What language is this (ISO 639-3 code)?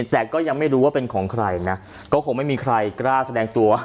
tha